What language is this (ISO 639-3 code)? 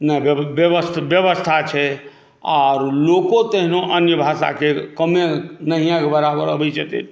mai